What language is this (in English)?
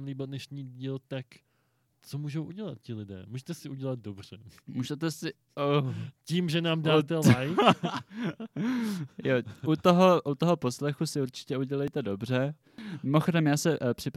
Czech